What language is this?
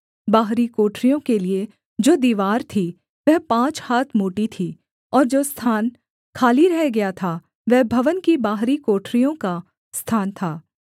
Hindi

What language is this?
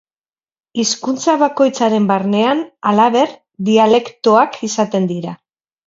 Basque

